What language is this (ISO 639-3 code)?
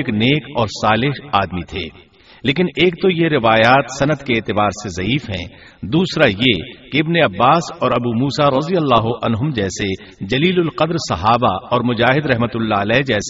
urd